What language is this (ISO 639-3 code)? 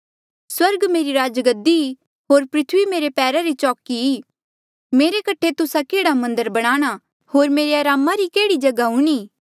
mjl